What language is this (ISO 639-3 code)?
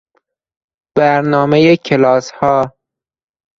fas